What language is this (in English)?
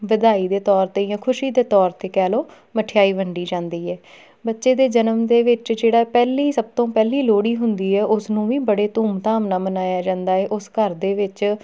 Punjabi